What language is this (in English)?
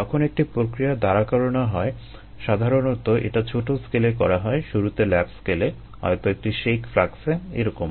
Bangla